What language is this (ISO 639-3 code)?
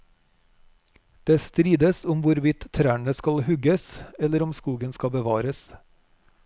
nor